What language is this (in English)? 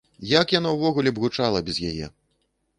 Belarusian